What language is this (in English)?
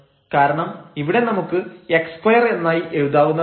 Malayalam